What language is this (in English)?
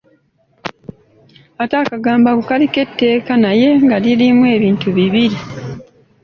Ganda